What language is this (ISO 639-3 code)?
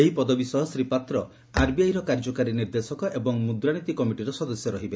ori